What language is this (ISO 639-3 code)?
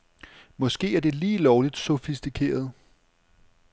dan